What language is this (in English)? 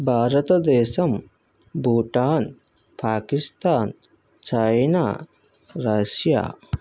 Telugu